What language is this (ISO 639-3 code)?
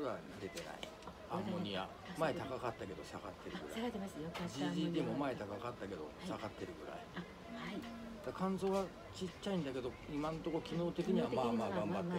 jpn